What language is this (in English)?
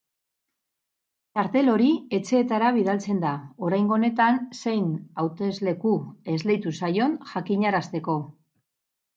Basque